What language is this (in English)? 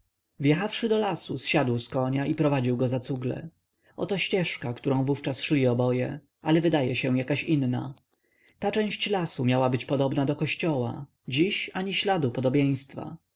Polish